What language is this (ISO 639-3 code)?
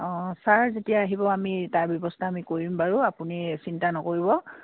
asm